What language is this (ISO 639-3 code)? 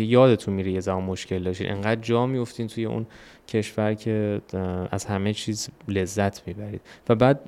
fas